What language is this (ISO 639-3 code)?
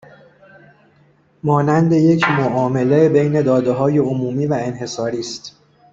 fas